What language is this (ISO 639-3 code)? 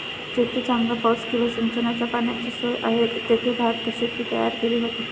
mar